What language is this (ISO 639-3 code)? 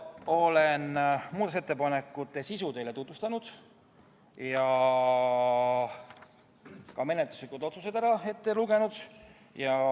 est